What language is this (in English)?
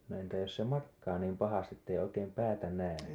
Finnish